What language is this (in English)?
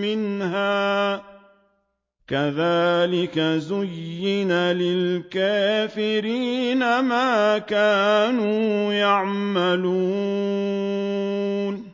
Arabic